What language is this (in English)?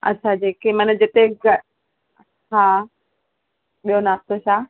Sindhi